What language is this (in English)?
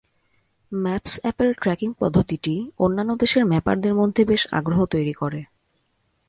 Bangla